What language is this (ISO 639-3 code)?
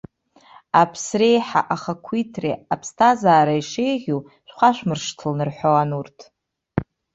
abk